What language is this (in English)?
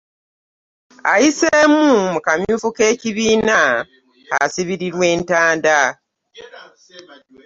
Ganda